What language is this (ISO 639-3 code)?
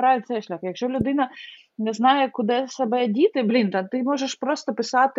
ukr